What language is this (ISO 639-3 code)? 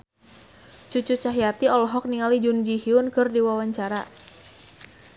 sun